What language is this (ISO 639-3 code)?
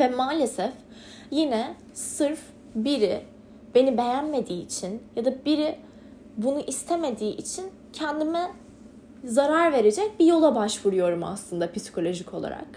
tur